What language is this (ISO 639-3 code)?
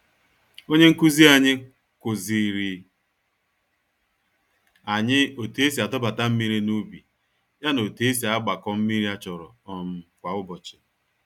ibo